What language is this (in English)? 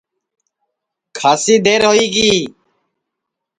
Sansi